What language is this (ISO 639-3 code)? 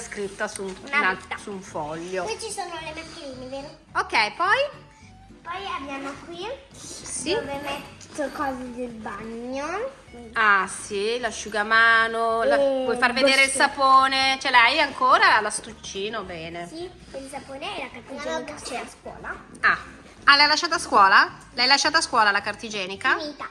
ita